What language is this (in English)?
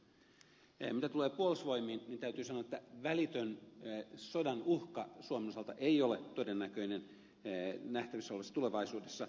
Finnish